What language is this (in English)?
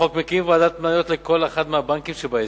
Hebrew